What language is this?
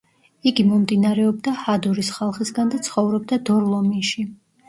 Georgian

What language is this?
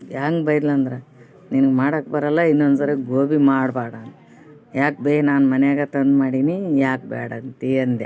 Kannada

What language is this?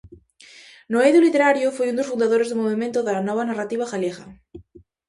Galician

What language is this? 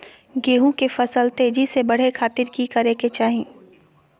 Magahi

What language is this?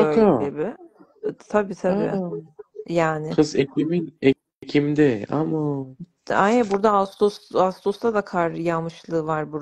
Turkish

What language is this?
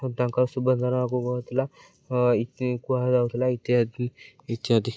Odia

